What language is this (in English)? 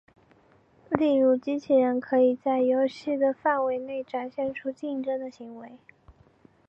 Chinese